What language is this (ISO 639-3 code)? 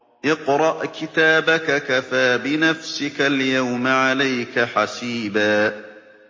ara